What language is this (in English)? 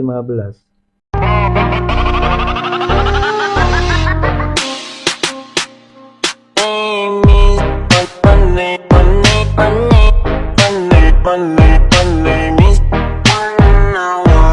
Indonesian